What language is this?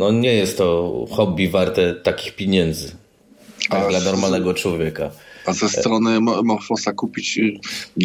Polish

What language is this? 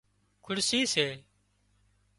Wadiyara Koli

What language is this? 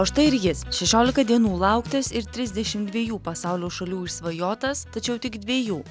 Lithuanian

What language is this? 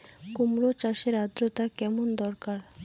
Bangla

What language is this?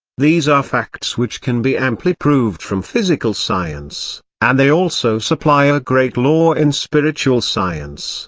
English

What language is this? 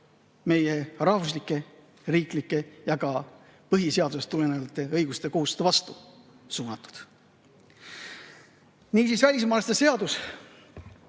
Estonian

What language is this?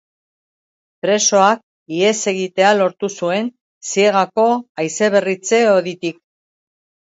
Basque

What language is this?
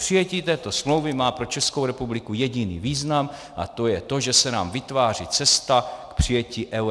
Czech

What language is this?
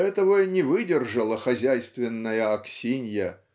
Russian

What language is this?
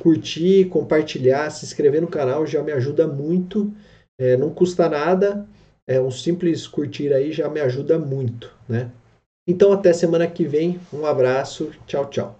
Portuguese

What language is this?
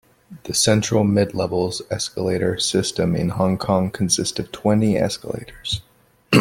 English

